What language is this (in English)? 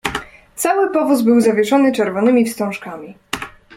Polish